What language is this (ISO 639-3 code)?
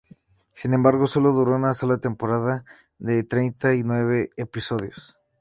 spa